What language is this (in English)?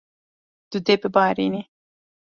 Kurdish